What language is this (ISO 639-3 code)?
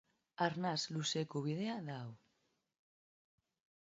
eus